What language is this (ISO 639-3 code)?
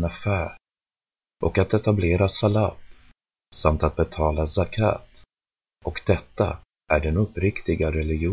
swe